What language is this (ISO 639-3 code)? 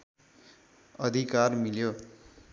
nep